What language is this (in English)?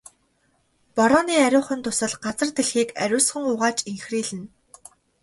Mongolian